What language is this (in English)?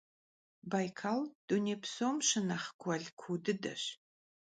Kabardian